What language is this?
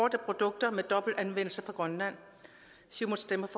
Danish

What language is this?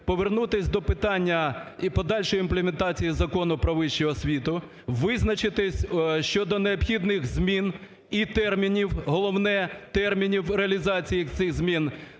Ukrainian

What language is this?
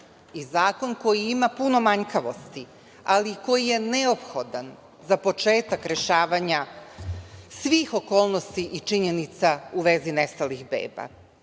Serbian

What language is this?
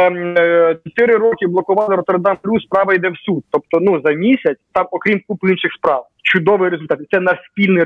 Ukrainian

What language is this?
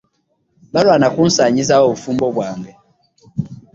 Ganda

